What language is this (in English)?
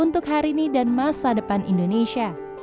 Indonesian